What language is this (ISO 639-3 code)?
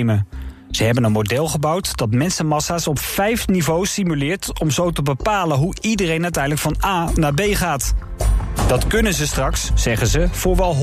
nld